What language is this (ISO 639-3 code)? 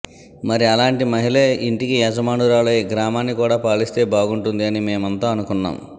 tel